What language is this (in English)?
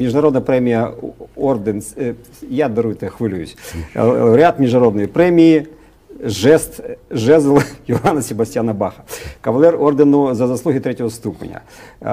Ukrainian